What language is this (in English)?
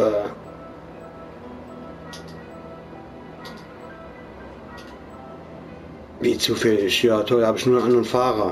German